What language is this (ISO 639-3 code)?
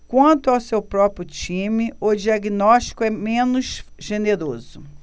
por